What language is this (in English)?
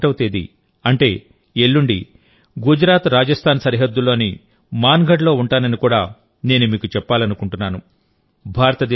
Telugu